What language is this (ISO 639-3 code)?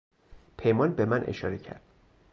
fas